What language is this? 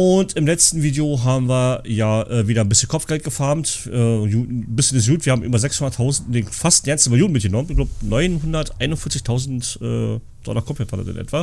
German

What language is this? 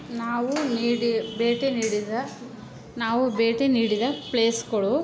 Kannada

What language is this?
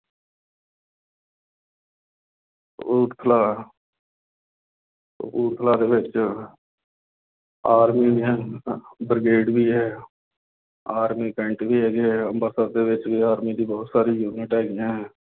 Punjabi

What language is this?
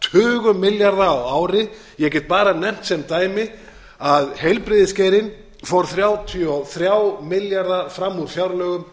Icelandic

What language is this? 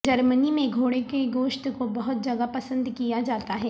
Urdu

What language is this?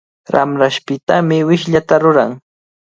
Cajatambo North Lima Quechua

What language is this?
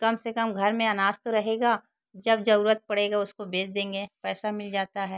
Hindi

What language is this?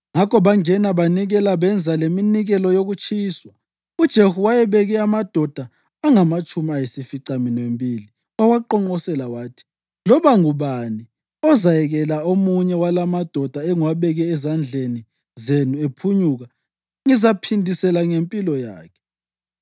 North Ndebele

